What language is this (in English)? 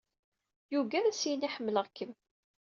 Kabyle